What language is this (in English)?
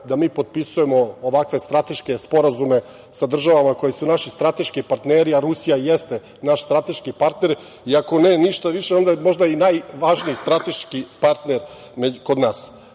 Serbian